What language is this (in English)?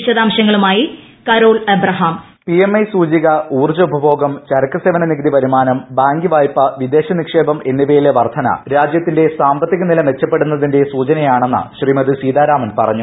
Malayalam